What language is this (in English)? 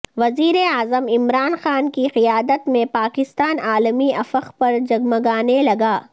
Urdu